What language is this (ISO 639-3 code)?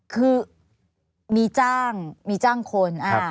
tha